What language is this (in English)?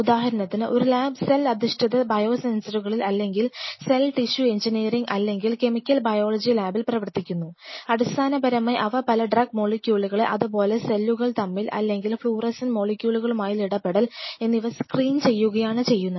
Malayalam